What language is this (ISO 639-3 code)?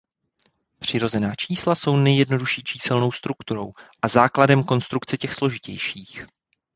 ces